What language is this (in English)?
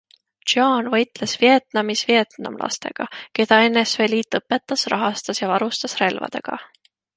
Estonian